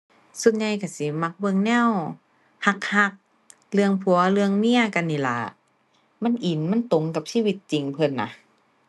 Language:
Thai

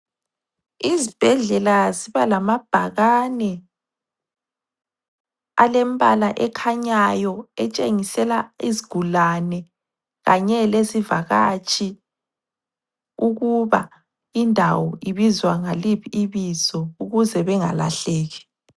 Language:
North Ndebele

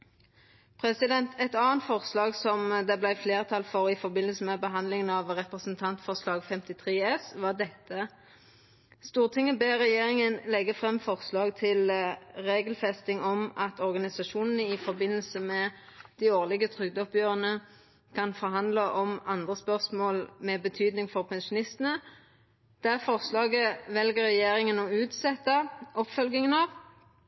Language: Norwegian Nynorsk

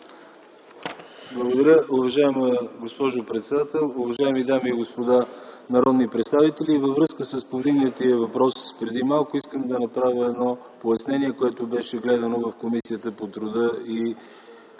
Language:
Bulgarian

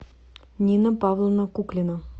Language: Russian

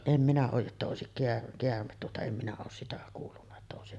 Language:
Finnish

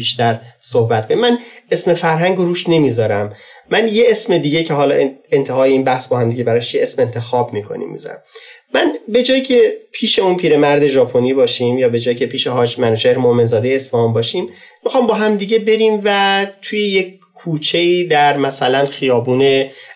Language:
Persian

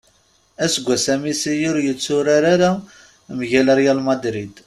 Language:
Kabyle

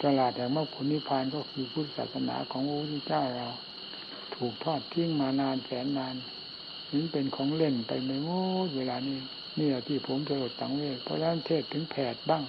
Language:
Thai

